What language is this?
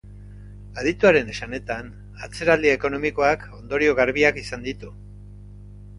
Basque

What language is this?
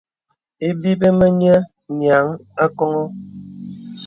Bebele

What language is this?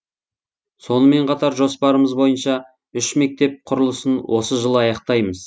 Kazakh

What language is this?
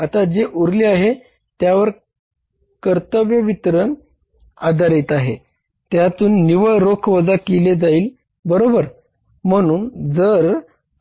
Marathi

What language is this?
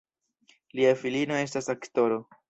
Esperanto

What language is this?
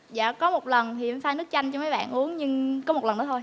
Vietnamese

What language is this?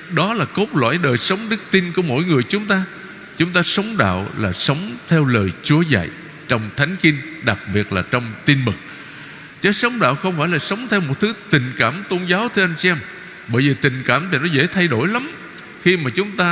Vietnamese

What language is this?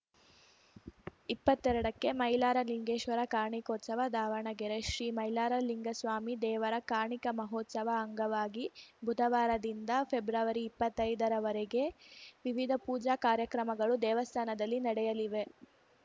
Kannada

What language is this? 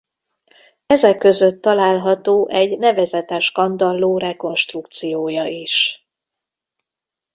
Hungarian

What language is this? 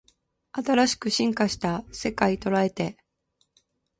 Japanese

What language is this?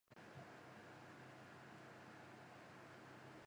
Japanese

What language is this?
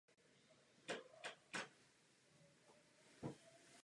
Czech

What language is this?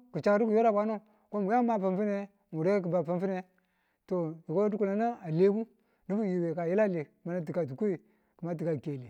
Tula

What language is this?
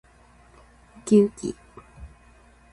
Japanese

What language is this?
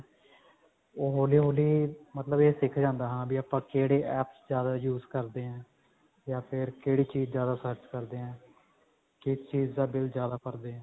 Punjabi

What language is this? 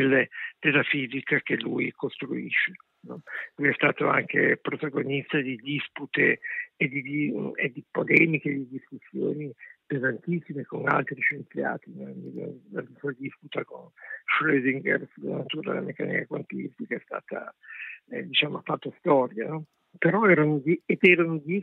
Italian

